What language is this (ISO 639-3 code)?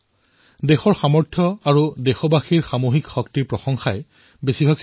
asm